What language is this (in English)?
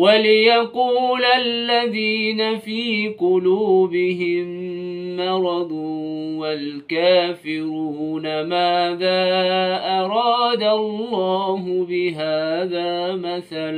Arabic